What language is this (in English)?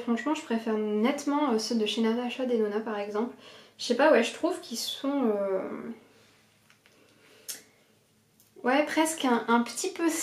French